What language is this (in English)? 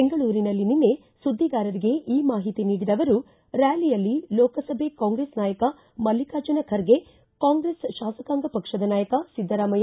Kannada